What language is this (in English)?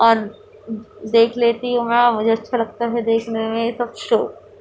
Urdu